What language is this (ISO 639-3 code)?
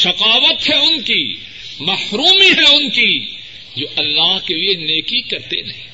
urd